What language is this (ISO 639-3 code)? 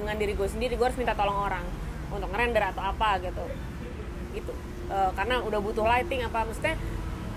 ind